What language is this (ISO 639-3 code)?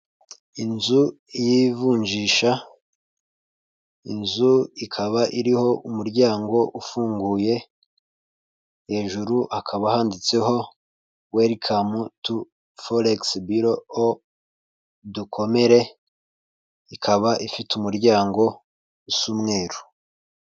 kin